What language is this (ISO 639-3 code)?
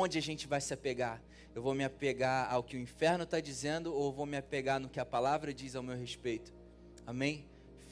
por